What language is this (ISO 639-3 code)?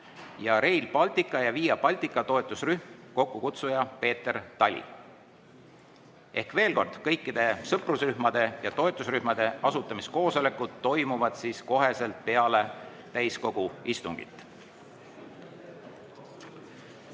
est